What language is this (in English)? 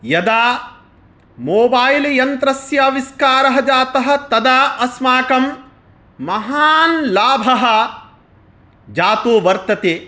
Sanskrit